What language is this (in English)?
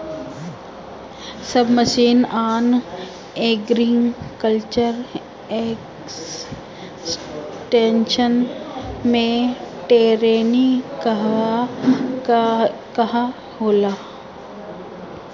Bhojpuri